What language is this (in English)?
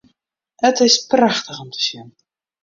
Western Frisian